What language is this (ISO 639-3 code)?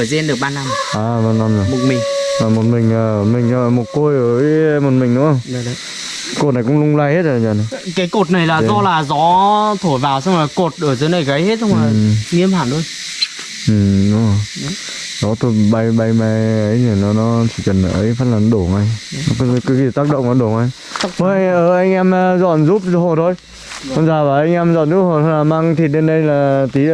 vie